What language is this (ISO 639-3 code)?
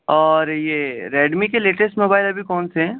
urd